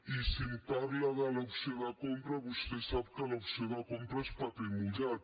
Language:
Catalan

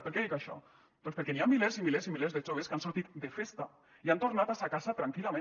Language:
Catalan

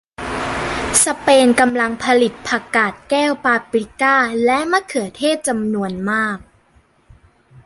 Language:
Thai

